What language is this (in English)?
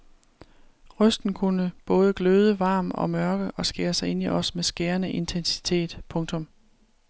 Danish